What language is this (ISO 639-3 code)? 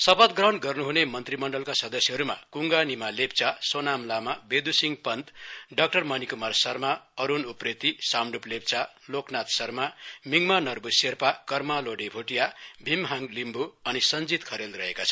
nep